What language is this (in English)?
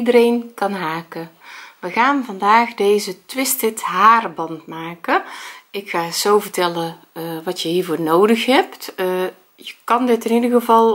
Dutch